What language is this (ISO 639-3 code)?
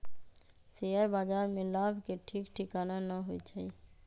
mag